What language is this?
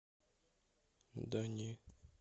Russian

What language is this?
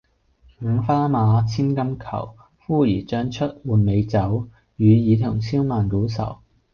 Cantonese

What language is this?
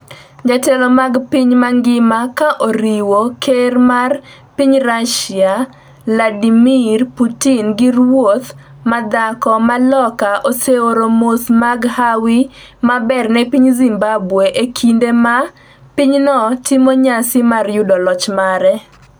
Luo (Kenya and Tanzania)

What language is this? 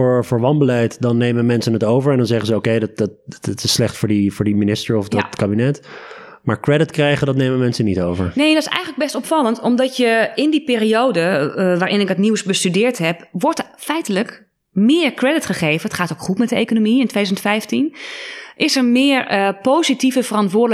Dutch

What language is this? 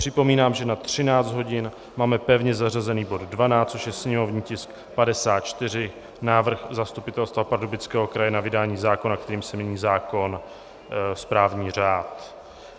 Czech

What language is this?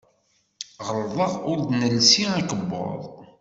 Kabyle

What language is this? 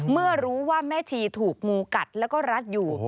Thai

